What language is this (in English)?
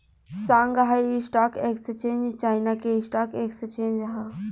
Bhojpuri